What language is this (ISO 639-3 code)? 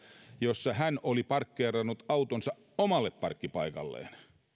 fin